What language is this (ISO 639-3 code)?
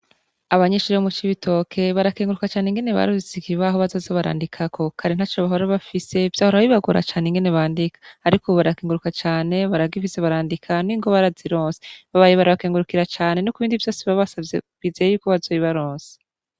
run